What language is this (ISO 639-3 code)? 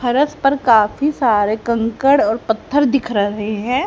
hin